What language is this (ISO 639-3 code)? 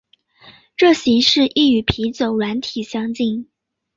zho